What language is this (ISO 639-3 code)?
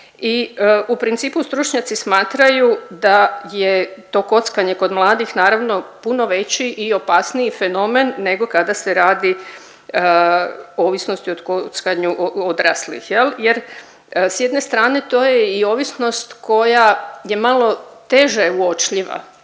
hrv